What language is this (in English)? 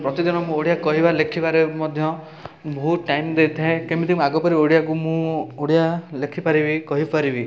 Odia